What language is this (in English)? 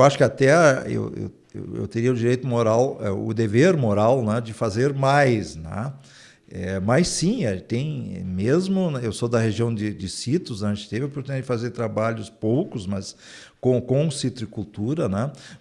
Portuguese